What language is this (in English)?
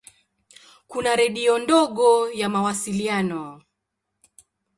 Swahili